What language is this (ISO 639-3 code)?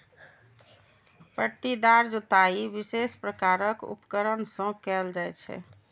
mai